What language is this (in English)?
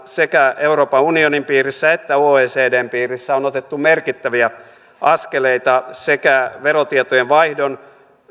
Finnish